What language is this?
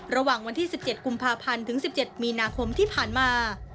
Thai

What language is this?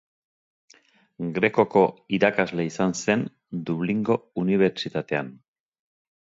Basque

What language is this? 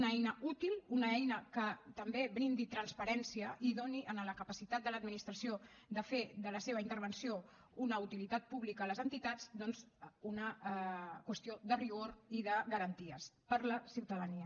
Catalan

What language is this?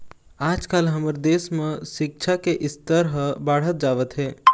Chhattisgarhi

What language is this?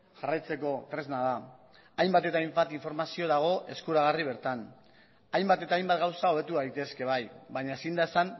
Basque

